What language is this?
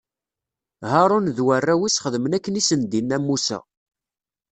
Kabyle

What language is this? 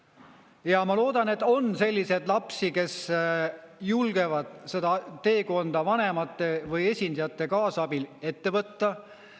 Estonian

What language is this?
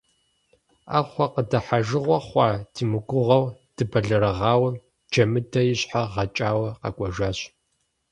Kabardian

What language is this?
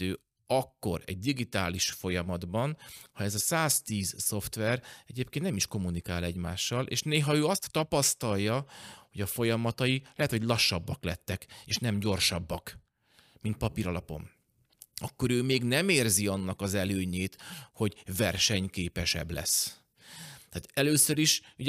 Hungarian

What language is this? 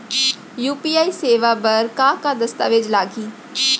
Chhattisgarhi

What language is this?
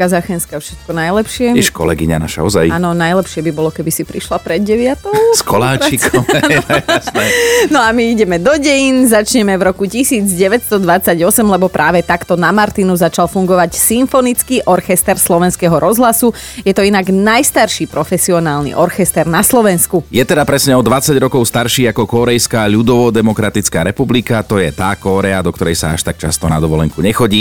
Slovak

